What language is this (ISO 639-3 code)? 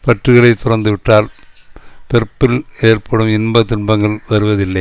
tam